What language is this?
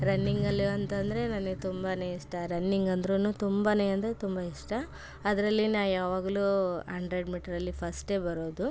Kannada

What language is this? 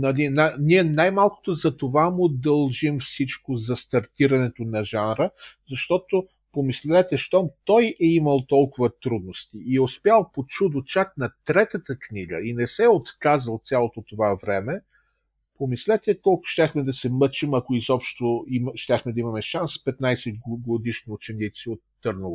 Bulgarian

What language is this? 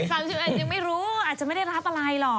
Thai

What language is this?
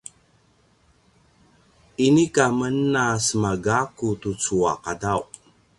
Paiwan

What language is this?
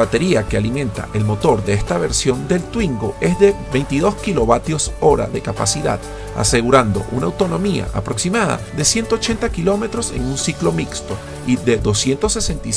Spanish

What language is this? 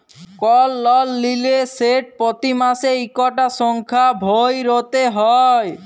Bangla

